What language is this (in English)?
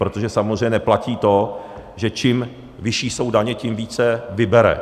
Czech